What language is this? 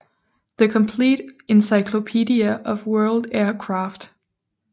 Danish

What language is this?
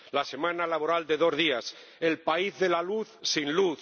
Spanish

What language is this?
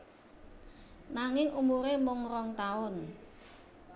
Javanese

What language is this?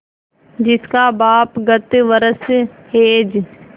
Hindi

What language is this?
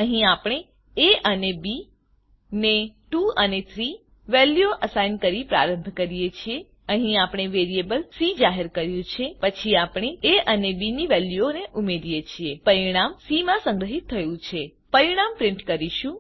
Gujarati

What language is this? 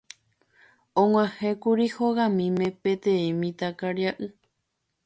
Guarani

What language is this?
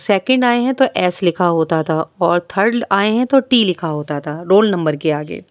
Urdu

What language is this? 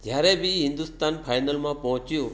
Gujarati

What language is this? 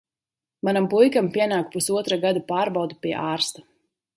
Latvian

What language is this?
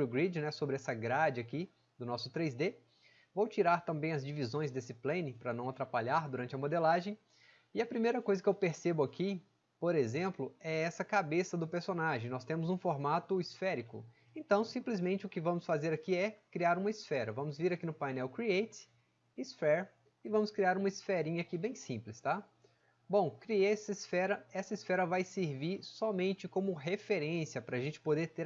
Portuguese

